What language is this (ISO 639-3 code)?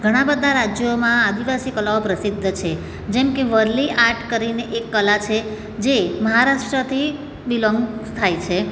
guj